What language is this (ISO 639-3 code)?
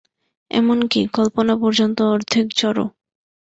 ben